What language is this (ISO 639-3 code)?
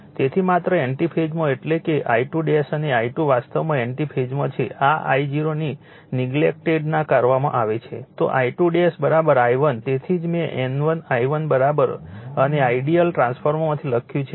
guj